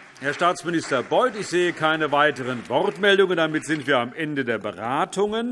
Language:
German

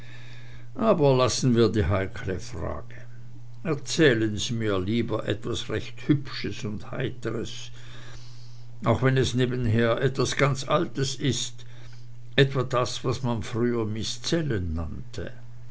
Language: German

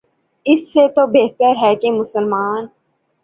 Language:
Urdu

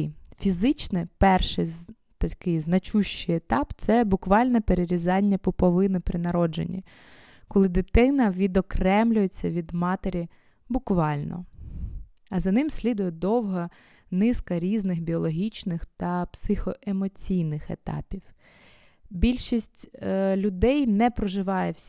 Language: Ukrainian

